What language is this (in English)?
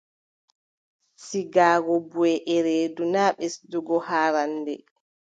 Adamawa Fulfulde